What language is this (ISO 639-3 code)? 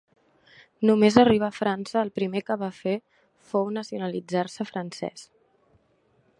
cat